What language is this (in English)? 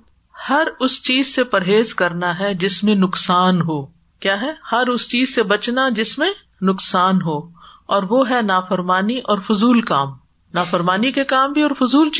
Urdu